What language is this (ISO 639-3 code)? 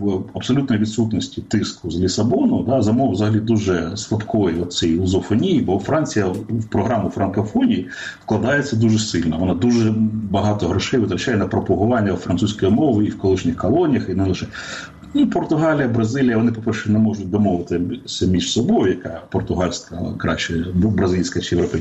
ukr